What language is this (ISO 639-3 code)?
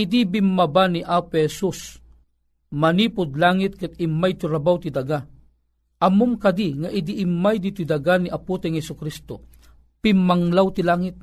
fil